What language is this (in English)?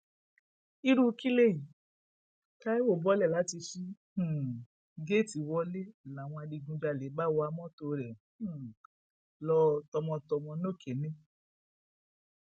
Yoruba